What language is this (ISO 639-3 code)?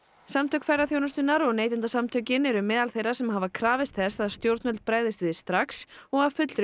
isl